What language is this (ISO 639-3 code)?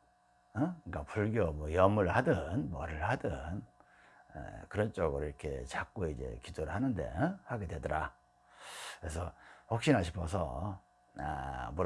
kor